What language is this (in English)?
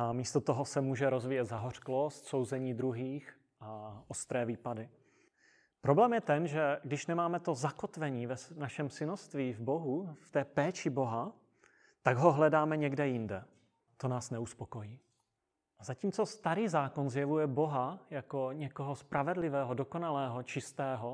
Czech